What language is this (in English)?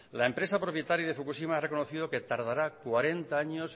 Spanish